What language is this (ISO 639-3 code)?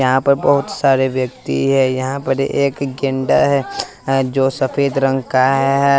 hin